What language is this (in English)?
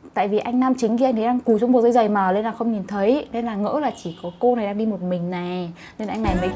Vietnamese